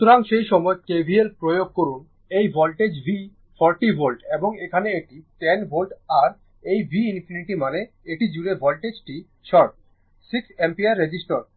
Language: Bangla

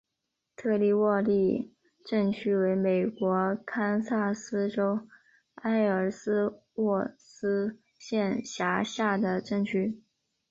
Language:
Chinese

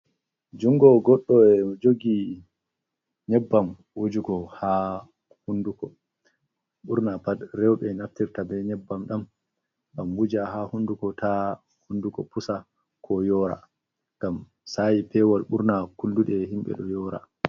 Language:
Fula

